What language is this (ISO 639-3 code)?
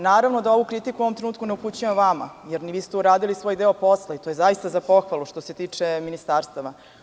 srp